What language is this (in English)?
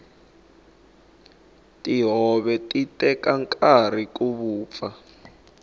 Tsonga